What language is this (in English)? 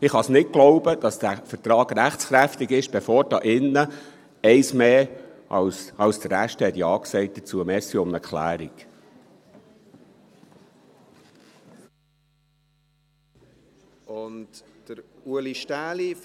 Swiss German